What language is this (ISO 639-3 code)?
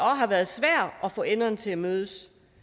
dan